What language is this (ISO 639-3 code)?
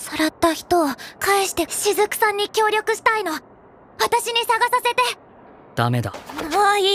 jpn